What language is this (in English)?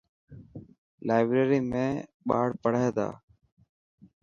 Dhatki